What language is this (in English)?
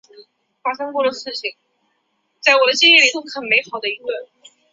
Chinese